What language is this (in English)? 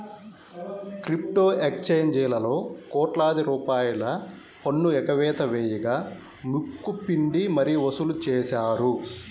Telugu